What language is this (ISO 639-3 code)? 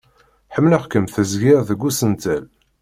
kab